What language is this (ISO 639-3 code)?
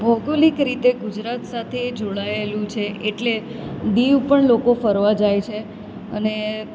guj